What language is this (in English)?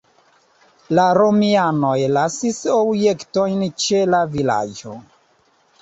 Esperanto